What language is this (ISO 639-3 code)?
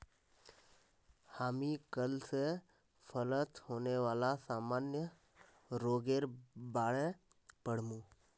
mag